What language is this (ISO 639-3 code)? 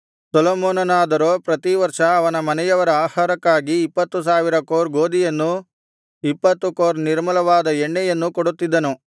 kan